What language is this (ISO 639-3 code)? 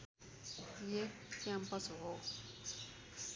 nep